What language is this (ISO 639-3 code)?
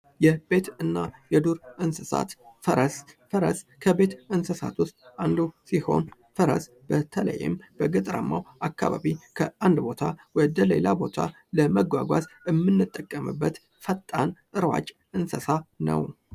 amh